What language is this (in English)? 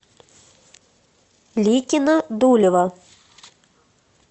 Russian